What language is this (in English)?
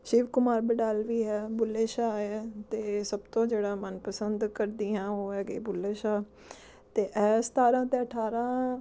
Punjabi